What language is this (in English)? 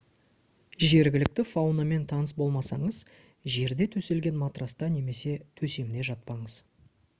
Kazakh